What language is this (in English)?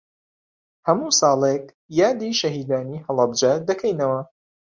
Central Kurdish